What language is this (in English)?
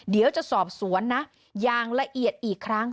Thai